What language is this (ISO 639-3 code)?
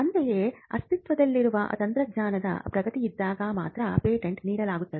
kan